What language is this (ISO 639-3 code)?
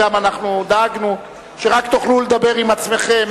heb